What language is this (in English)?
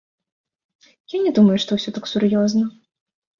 Belarusian